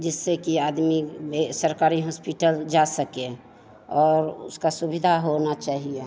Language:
Hindi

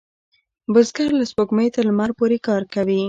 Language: Pashto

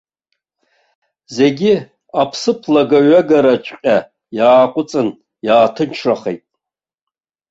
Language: Abkhazian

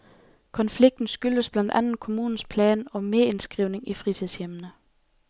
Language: Danish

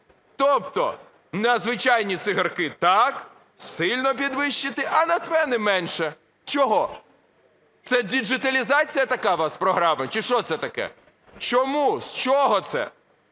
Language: Ukrainian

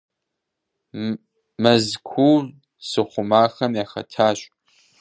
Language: Kabardian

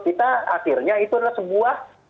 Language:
Indonesian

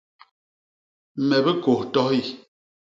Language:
Basaa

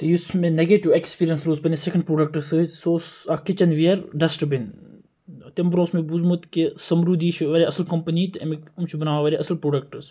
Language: Kashmiri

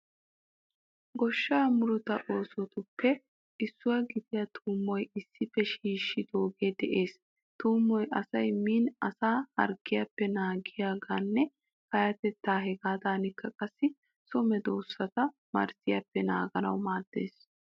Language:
Wolaytta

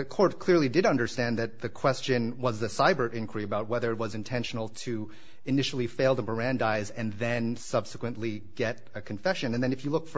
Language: English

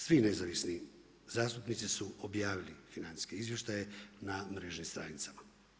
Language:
Croatian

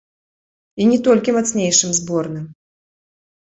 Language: Belarusian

